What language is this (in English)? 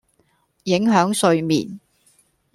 Cantonese